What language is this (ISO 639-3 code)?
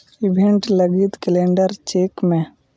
sat